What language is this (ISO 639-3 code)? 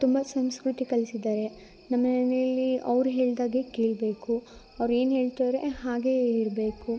kan